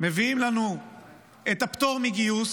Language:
Hebrew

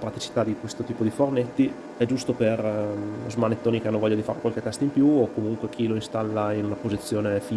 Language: Italian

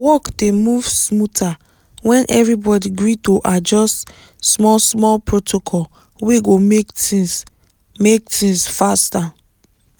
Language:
Nigerian Pidgin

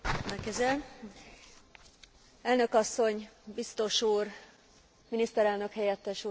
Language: Hungarian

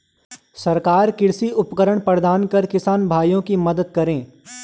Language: Hindi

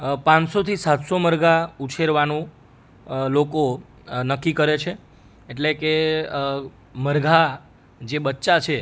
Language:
Gujarati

